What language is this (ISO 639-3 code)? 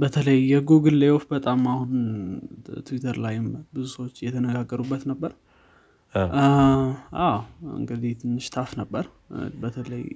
amh